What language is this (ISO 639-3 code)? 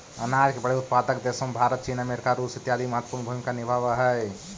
mag